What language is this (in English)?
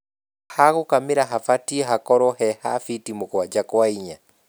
Kikuyu